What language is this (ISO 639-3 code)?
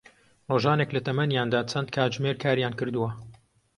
ckb